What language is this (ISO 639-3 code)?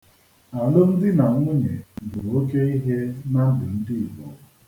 ibo